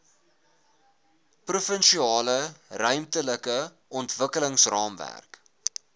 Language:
Afrikaans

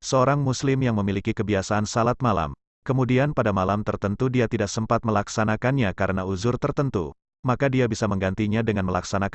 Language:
Indonesian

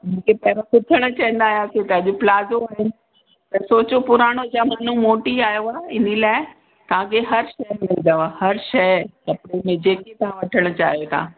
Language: Sindhi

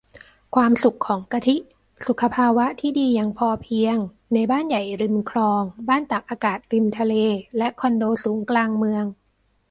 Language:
Thai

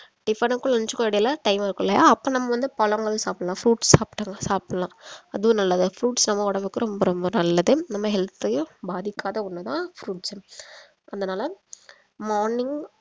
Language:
Tamil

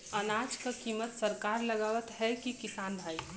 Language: Bhojpuri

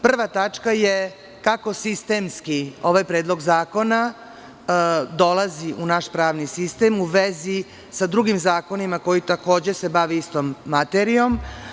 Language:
Serbian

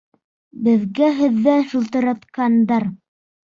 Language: Bashkir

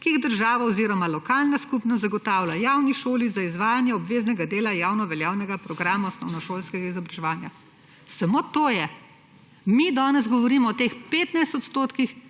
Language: Slovenian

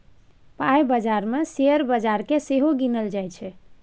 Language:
Maithili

